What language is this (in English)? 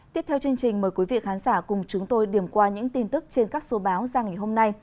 Vietnamese